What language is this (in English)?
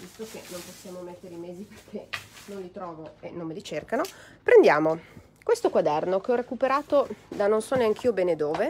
Italian